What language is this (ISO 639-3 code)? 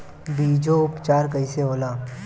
bho